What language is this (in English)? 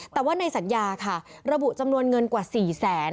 Thai